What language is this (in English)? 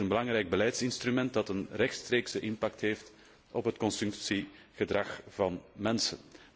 Dutch